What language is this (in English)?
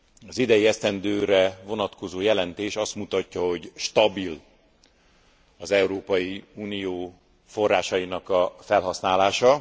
Hungarian